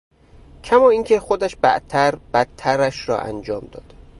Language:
Persian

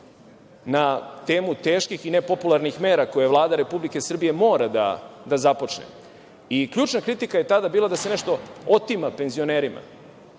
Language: Serbian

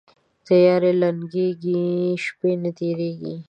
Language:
Pashto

